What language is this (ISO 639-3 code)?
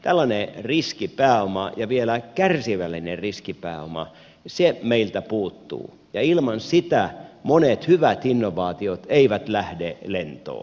fin